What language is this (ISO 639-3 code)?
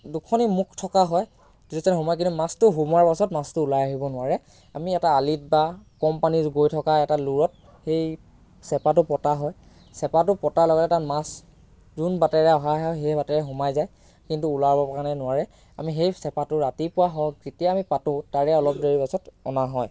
asm